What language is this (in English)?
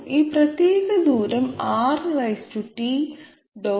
Malayalam